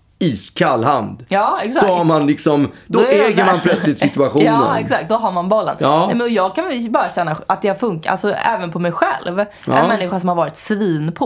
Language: Swedish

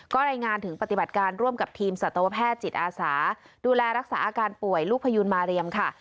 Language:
Thai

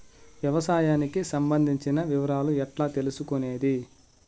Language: Telugu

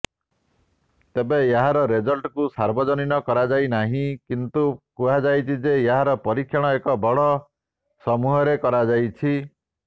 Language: Odia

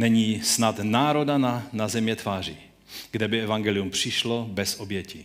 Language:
Czech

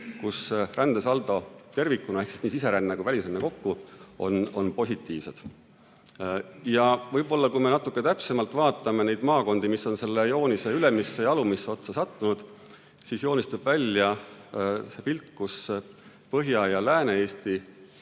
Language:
Estonian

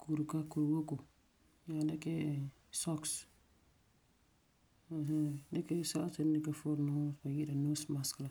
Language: Frafra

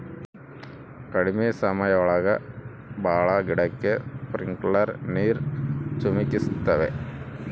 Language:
Kannada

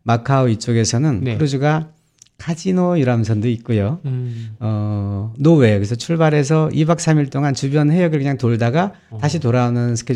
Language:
Korean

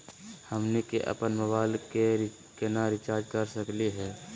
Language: Magahi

